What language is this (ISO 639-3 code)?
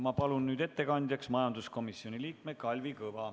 est